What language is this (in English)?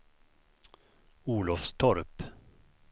Swedish